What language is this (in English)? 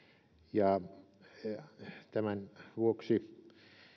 Finnish